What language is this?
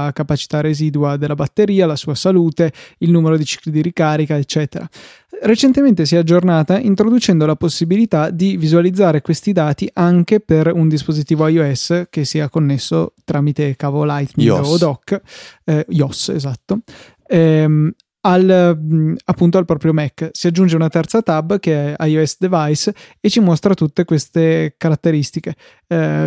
Italian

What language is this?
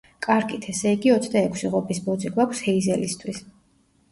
Georgian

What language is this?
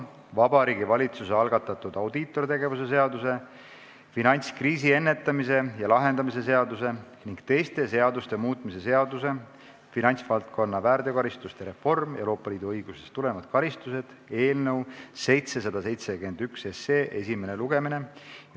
Estonian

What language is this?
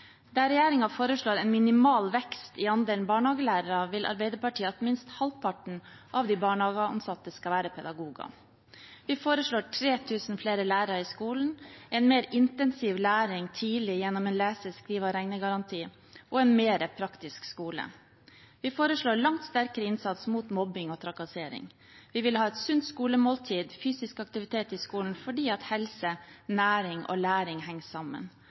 Norwegian Bokmål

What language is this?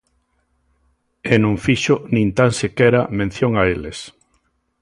Galician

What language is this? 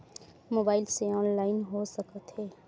Chhattisgarhi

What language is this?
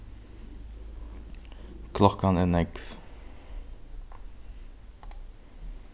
Faroese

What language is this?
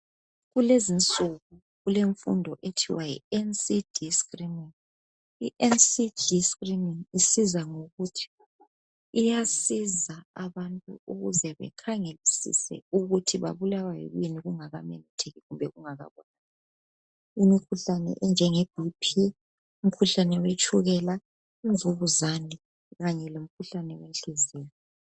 North Ndebele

